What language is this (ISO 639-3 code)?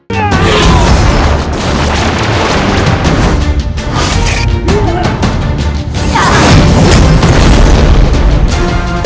ind